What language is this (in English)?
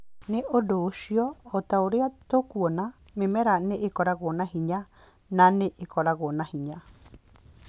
Kikuyu